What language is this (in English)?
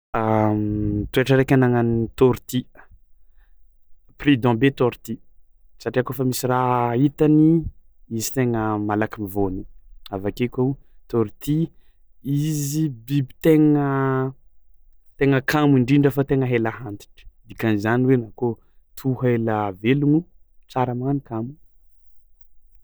Tsimihety Malagasy